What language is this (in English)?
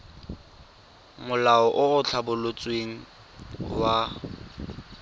Tswana